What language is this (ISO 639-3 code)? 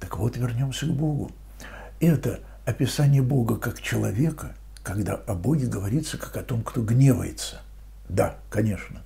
rus